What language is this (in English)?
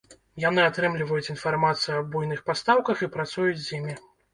Belarusian